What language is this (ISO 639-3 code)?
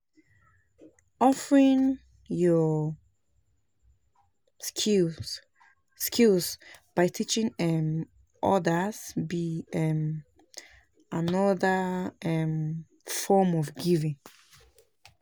pcm